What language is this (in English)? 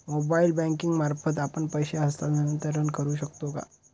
Marathi